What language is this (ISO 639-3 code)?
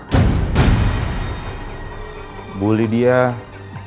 ind